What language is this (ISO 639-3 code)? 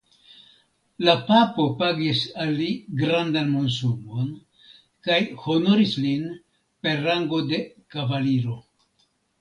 epo